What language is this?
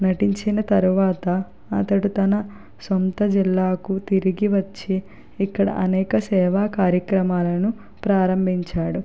Telugu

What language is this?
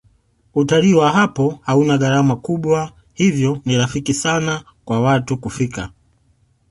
Swahili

